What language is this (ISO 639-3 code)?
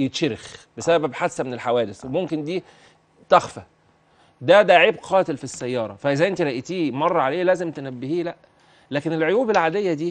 ara